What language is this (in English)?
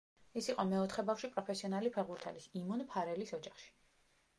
Georgian